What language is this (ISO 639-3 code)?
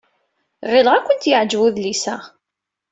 kab